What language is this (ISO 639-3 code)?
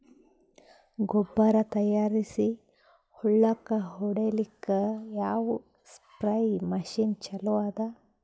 kan